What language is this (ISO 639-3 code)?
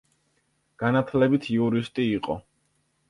kat